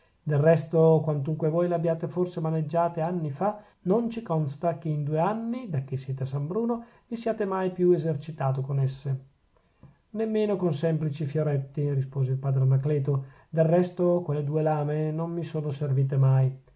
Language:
Italian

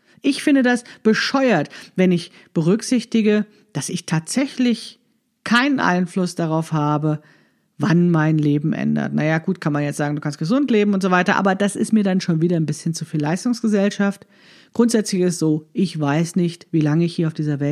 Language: German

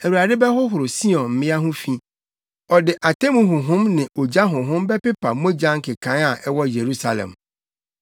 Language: Akan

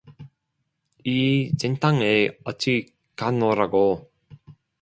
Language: Korean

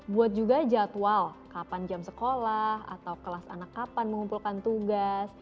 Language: Indonesian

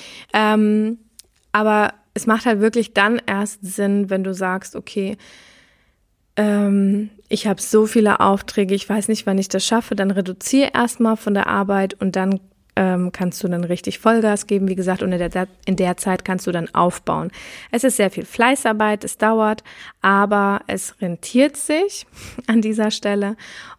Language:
German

